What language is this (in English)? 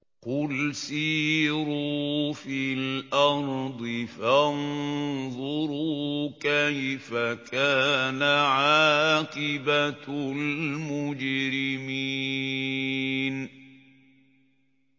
Arabic